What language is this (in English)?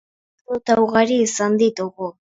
Basque